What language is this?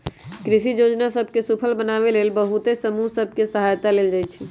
Magahi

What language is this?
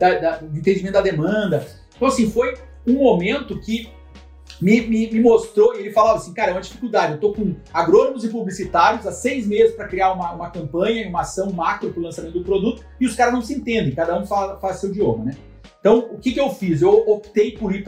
Portuguese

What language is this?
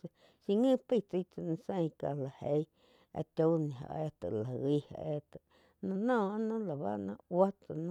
Quiotepec Chinantec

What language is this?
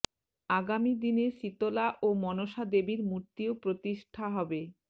Bangla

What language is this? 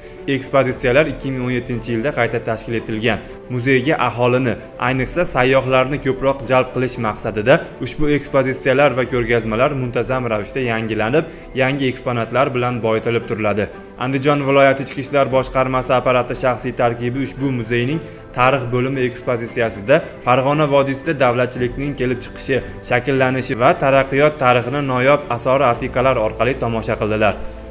Turkish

